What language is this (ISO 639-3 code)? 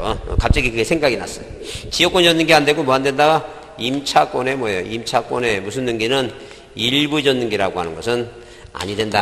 kor